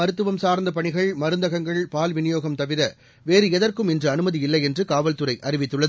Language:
Tamil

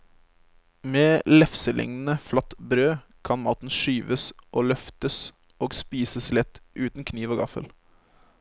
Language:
Norwegian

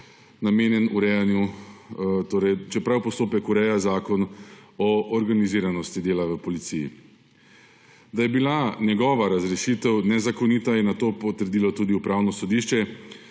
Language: Slovenian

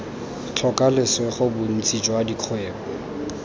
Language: Tswana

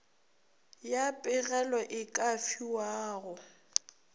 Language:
Northern Sotho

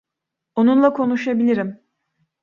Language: Turkish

